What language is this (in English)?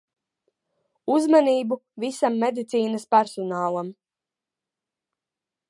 Latvian